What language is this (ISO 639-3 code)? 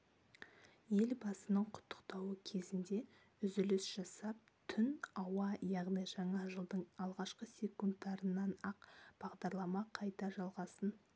kaz